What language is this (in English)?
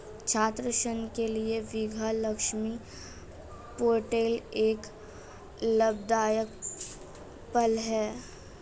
Hindi